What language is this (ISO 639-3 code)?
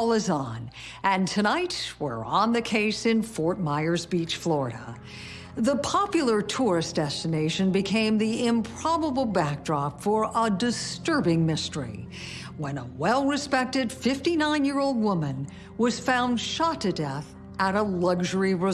eng